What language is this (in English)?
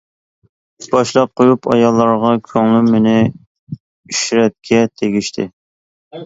Uyghur